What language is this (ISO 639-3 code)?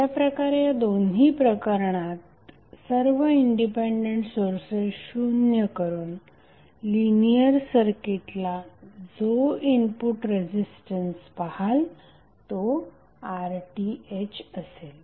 mar